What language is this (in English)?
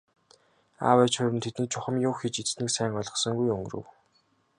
Mongolian